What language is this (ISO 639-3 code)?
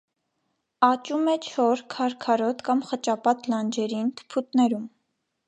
hye